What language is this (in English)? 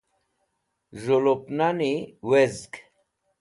Wakhi